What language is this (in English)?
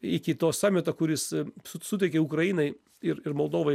Lithuanian